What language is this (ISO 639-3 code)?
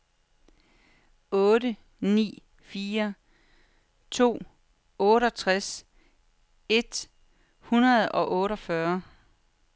dan